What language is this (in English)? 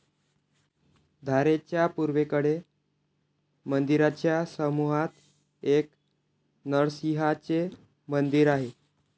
Marathi